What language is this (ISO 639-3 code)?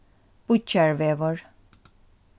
fao